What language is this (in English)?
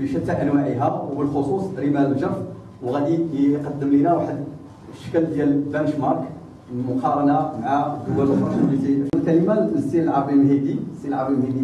Arabic